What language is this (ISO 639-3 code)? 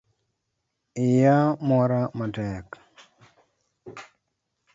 luo